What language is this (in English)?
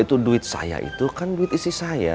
Indonesian